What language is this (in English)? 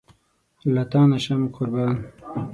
Pashto